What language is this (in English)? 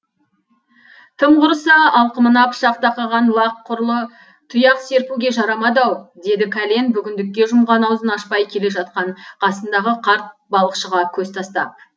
Kazakh